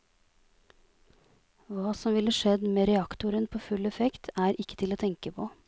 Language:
Norwegian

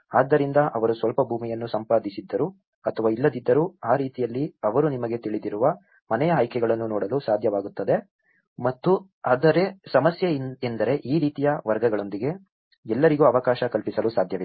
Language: Kannada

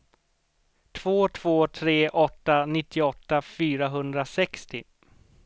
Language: Swedish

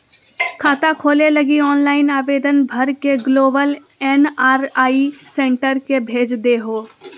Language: Magahi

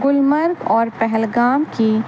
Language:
Urdu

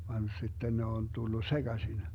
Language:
Finnish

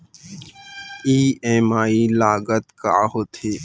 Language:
Chhattisgarhi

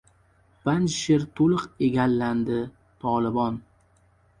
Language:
Uzbek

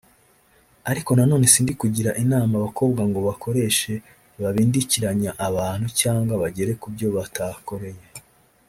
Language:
Kinyarwanda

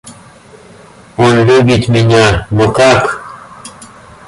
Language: Russian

